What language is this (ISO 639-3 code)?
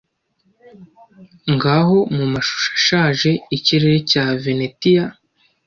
kin